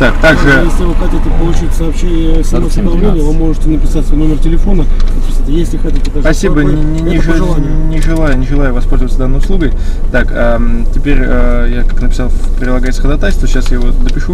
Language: Russian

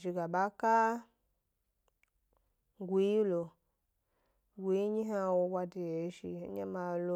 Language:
Gbari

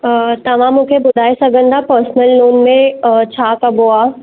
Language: Sindhi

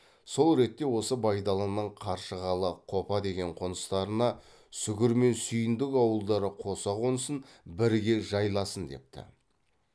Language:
Kazakh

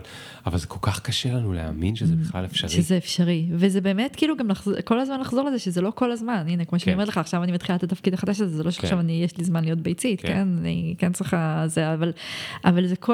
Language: Hebrew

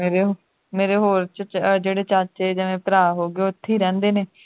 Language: Punjabi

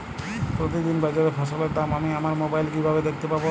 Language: Bangla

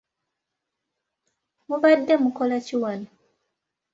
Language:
Ganda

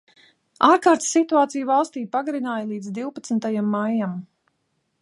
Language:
Latvian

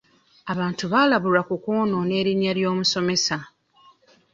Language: Ganda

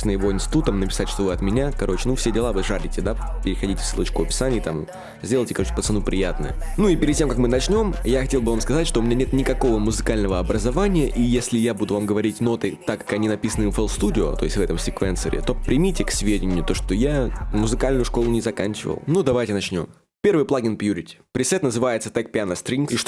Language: Russian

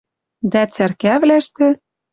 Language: Western Mari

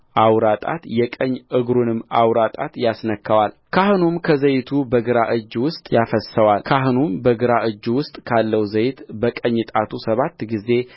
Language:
Amharic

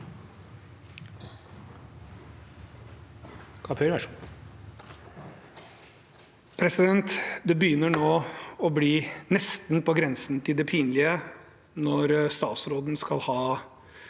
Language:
Norwegian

